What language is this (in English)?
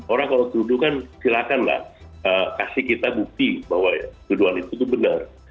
Indonesian